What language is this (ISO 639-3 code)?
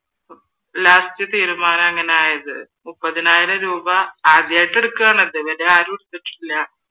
mal